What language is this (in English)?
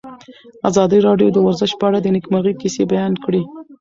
Pashto